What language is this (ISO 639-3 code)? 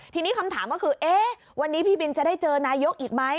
tha